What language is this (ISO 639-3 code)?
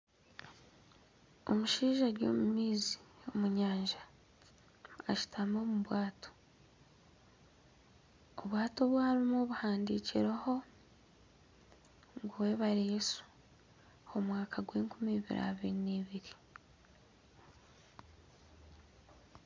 nyn